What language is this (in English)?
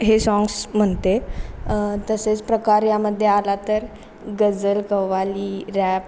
Marathi